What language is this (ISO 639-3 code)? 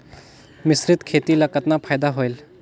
hne